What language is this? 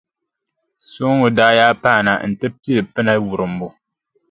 Dagbani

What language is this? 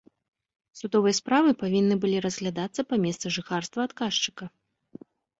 Belarusian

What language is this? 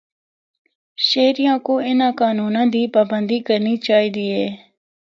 Northern Hindko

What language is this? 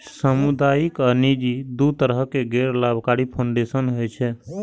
Maithili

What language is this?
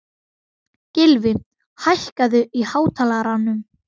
Icelandic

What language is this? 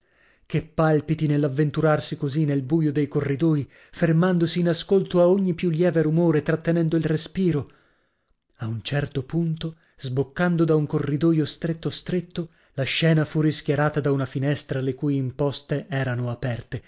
Italian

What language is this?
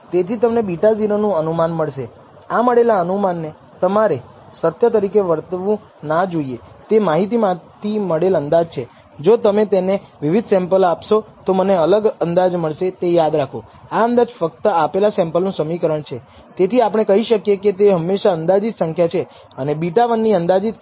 Gujarati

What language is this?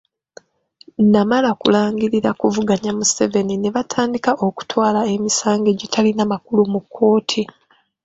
Ganda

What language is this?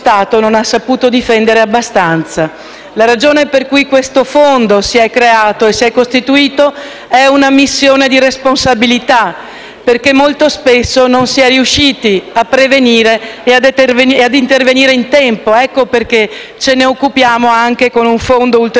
Italian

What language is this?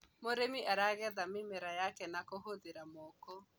Kikuyu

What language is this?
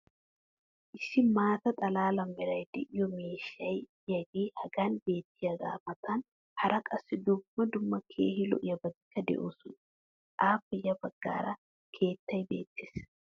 Wolaytta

